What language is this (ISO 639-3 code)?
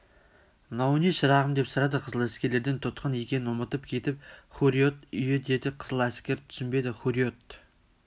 kaz